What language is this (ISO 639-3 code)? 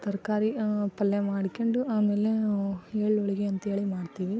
kan